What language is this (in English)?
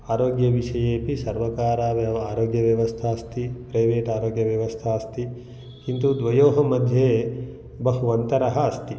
Sanskrit